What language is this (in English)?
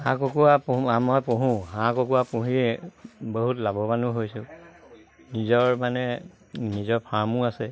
Assamese